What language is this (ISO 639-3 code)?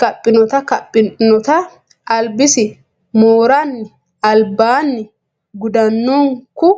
sid